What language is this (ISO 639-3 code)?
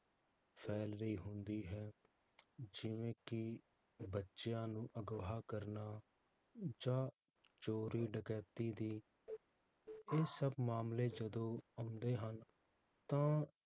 pan